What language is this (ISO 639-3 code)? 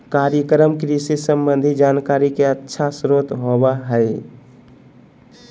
mag